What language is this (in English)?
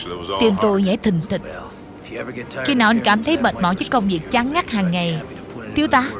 Vietnamese